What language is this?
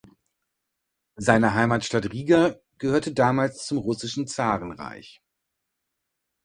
German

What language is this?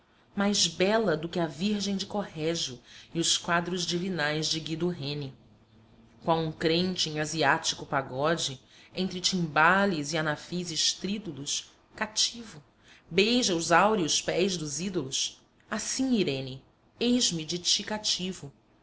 Portuguese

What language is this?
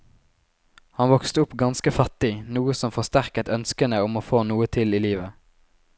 Norwegian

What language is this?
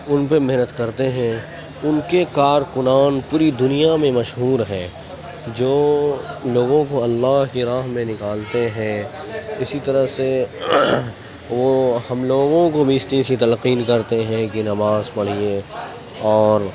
Urdu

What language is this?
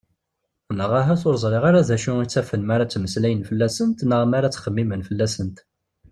Kabyle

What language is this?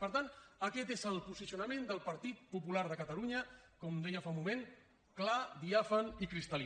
Catalan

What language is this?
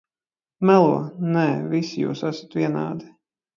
Latvian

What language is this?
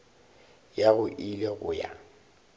Northern Sotho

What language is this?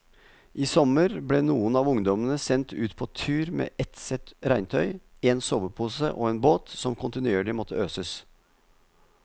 Norwegian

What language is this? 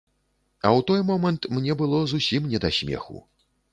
Belarusian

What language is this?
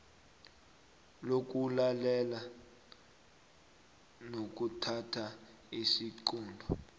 South Ndebele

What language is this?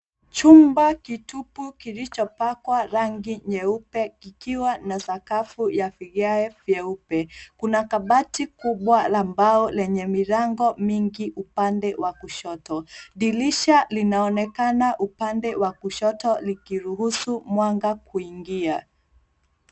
Swahili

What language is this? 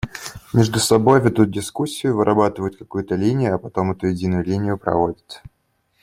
Russian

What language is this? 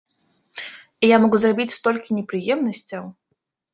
Belarusian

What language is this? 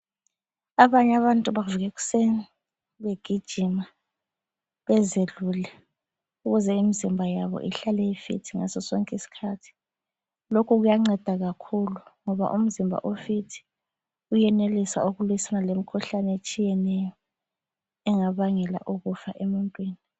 North Ndebele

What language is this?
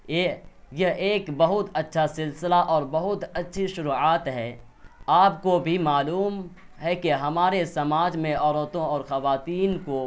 Urdu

